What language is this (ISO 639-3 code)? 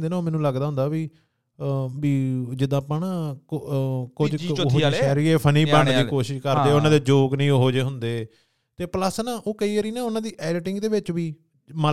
pan